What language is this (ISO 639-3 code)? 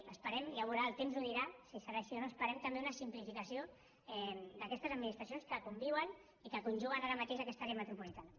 cat